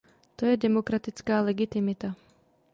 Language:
Czech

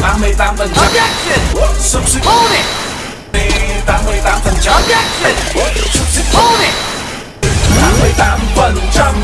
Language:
Vietnamese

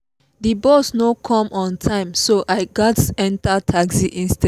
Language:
Nigerian Pidgin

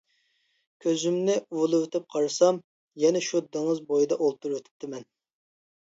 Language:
Uyghur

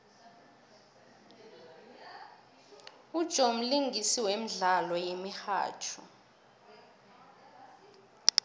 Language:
South Ndebele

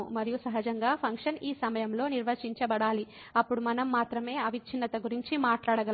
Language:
Telugu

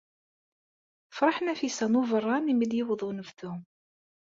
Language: Kabyle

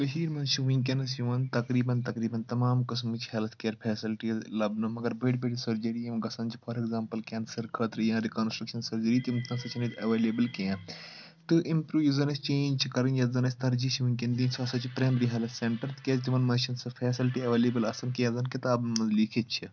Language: Kashmiri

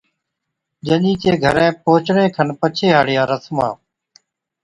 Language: Od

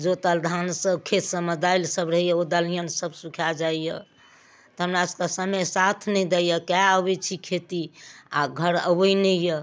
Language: Maithili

